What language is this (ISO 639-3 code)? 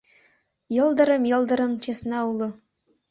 chm